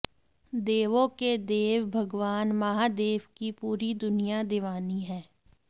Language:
Hindi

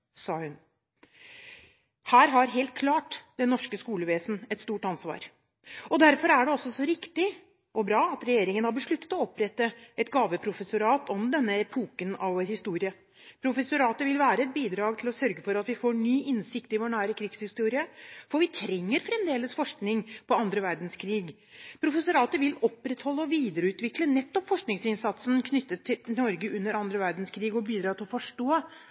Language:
Norwegian Bokmål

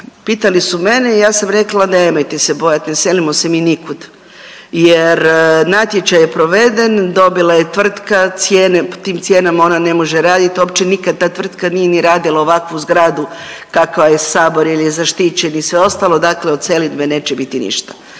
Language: Croatian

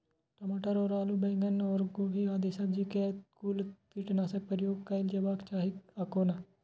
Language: Maithili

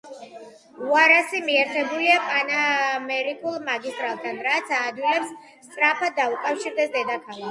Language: Georgian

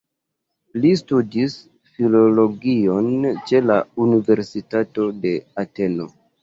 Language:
Esperanto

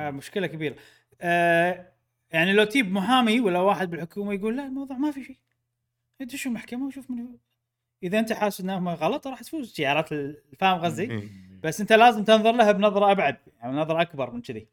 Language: Arabic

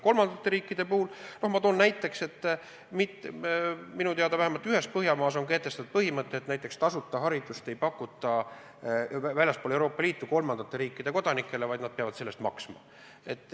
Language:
Estonian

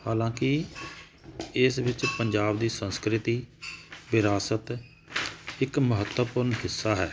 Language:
Punjabi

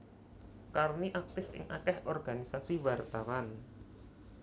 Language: Javanese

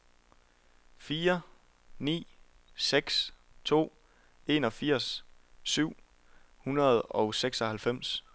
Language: Danish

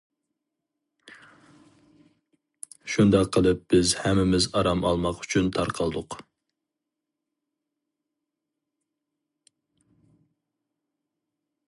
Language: Uyghur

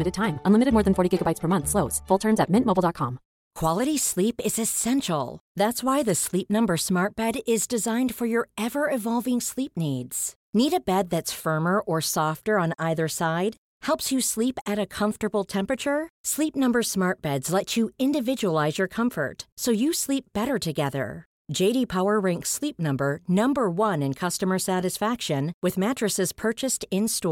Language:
Swedish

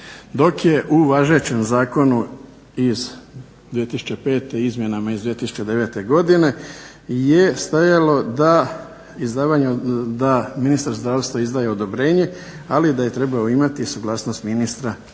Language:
Croatian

